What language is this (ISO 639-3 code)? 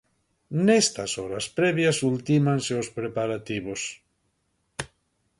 glg